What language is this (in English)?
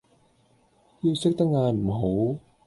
Cantonese